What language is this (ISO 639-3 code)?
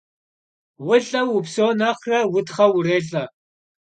kbd